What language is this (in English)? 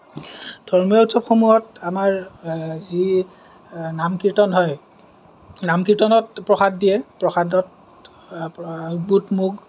Assamese